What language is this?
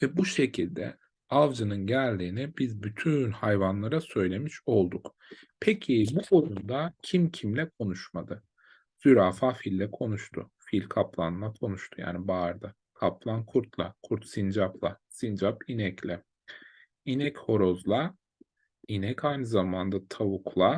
Turkish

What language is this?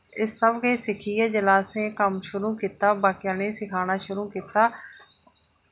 Dogri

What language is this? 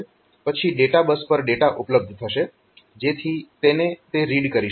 Gujarati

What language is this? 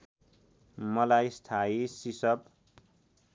Nepali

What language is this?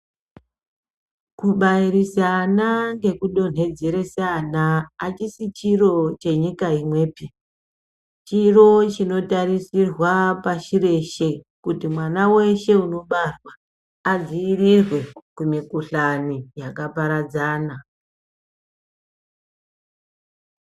Ndau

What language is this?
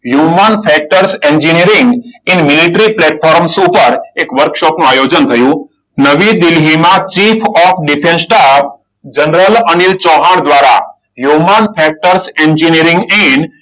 Gujarati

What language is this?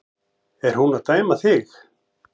Icelandic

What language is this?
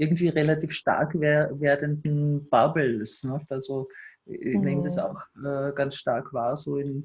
German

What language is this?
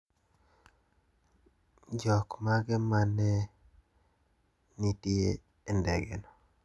Luo (Kenya and Tanzania)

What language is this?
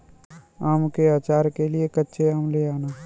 Hindi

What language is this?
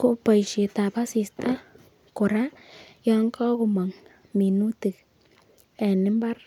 Kalenjin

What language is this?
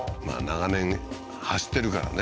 Japanese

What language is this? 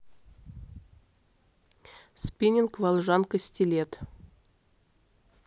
Russian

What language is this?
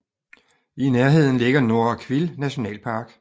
Danish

